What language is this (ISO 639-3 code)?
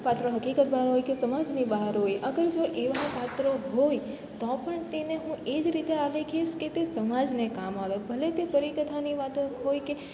guj